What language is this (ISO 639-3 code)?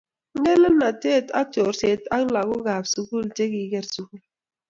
kln